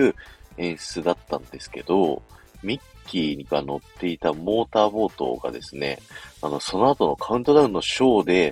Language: Japanese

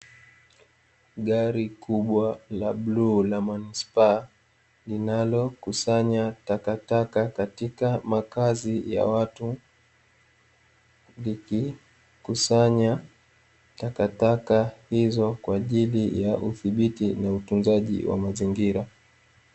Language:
Swahili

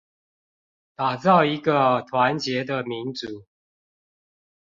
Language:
Chinese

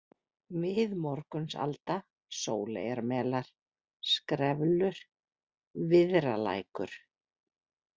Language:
Icelandic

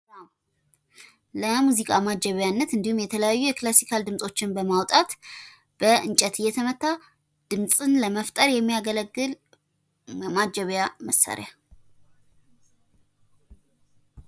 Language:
Amharic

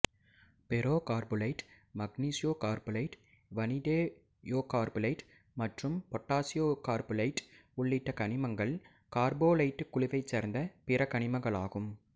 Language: Tamil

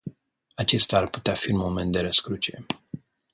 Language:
Romanian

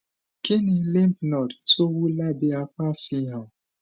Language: Yoruba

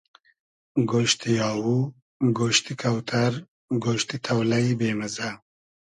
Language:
Hazaragi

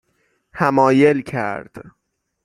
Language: Persian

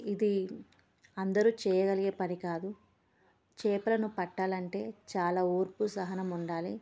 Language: Telugu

